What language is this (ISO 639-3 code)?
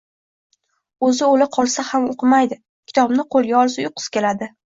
uzb